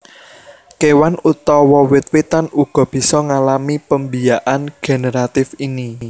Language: Javanese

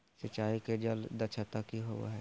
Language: Magahi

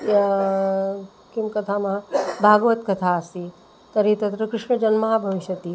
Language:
Sanskrit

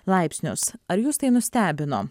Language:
Lithuanian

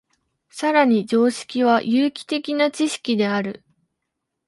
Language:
Japanese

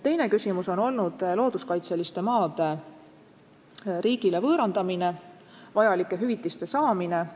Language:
Estonian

